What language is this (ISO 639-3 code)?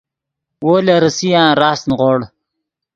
ydg